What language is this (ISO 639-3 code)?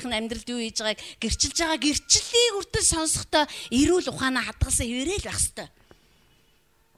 nld